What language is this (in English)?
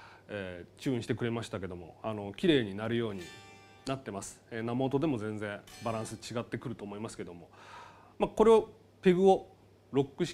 Japanese